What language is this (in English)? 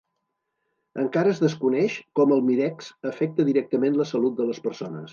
Catalan